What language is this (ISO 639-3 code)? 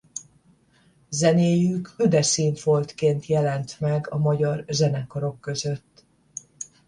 hun